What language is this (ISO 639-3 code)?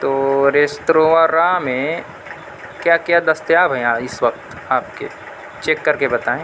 urd